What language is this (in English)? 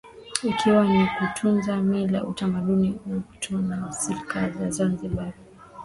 Swahili